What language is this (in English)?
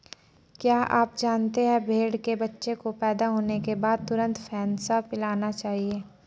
Hindi